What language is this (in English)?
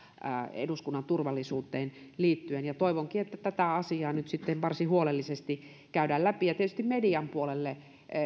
Finnish